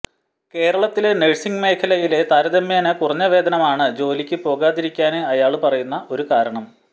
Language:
Malayalam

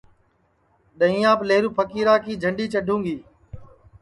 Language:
Sansi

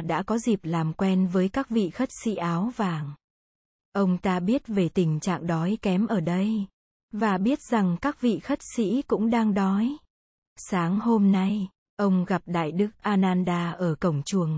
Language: Vietnamese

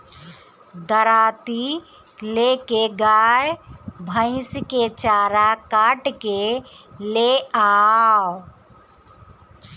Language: Bhojpuri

